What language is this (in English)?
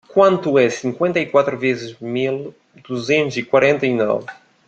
Portuguese